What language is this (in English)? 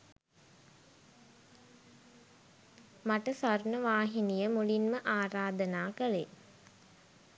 Sinhala